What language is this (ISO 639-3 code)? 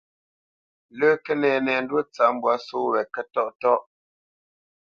bce